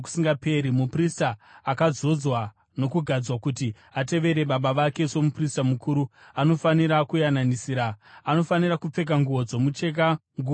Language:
Shona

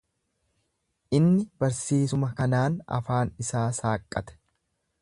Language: Oromo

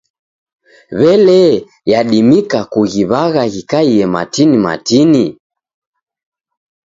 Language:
Taita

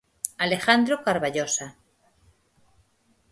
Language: Galician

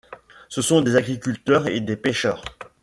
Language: French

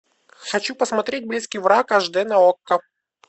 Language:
Russian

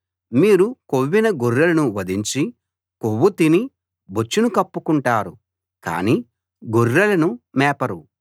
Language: Telugu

